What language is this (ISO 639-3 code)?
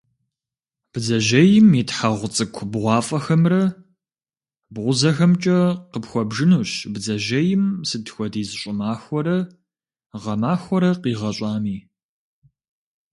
kbd